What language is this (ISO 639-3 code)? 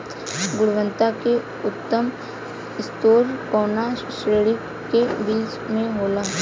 bho